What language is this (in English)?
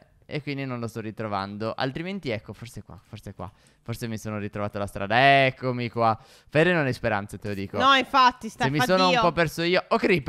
Italian